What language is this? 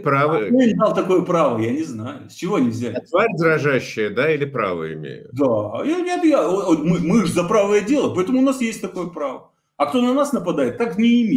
Russian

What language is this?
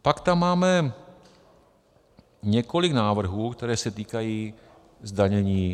Czech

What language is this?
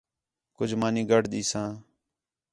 Khetrani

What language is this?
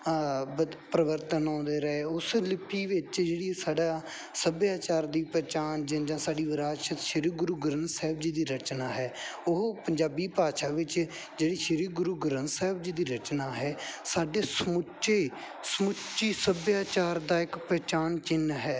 Punjabi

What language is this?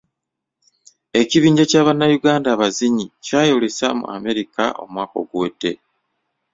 Ganda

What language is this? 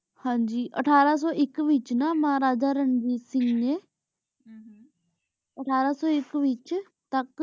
Punjabi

